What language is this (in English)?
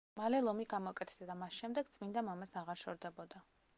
Georgian